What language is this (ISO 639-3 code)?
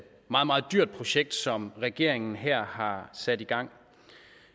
dan